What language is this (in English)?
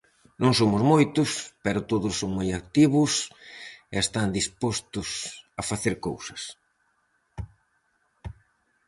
Galician